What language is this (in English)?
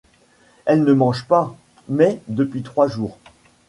French